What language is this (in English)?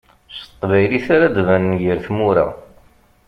Kabyle